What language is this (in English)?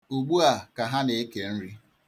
Igbo